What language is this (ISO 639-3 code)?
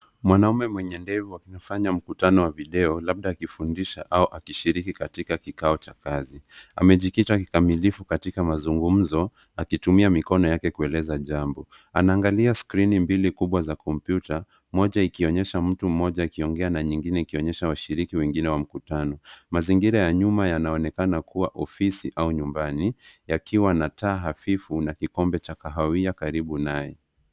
swa